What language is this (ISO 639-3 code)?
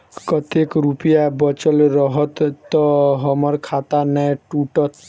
mai